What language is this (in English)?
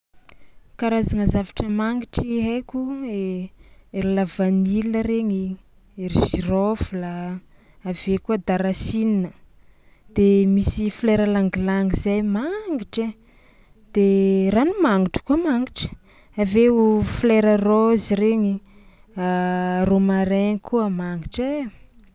Tsimihety Malagasy